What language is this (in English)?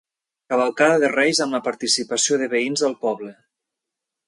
Catalan